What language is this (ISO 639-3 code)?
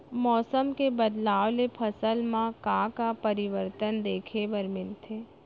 hne